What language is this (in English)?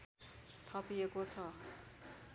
Nepali